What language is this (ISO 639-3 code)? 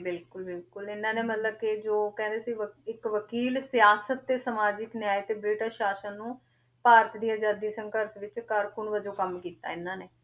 pan